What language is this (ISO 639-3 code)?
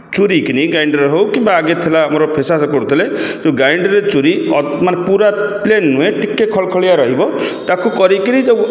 ori